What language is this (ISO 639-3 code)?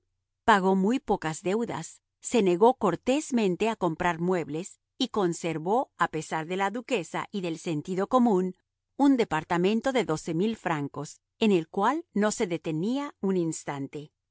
spa